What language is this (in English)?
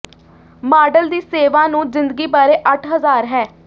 Punjabi